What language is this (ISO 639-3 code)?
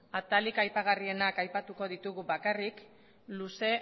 eus